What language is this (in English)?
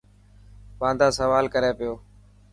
Dhatki